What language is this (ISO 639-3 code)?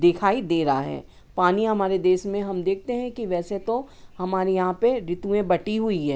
hin